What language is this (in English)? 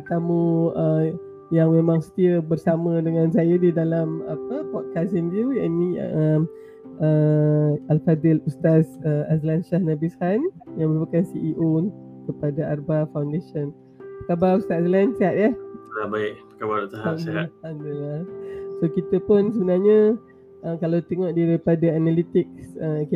Malay